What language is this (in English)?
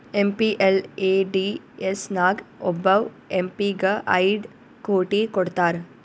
Kannada